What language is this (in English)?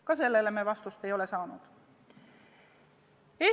Estonian